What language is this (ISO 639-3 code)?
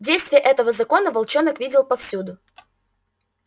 rus